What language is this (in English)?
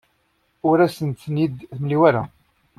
Kabyle